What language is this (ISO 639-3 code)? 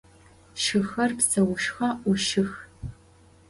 ady